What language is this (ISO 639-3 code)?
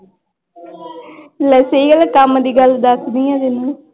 pan